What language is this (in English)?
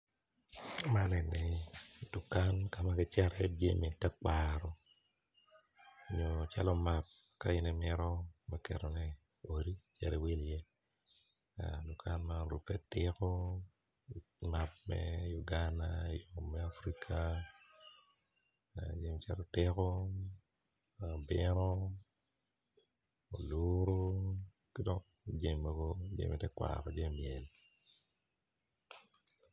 Acoli